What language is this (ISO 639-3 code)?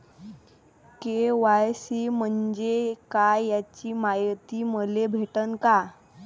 mar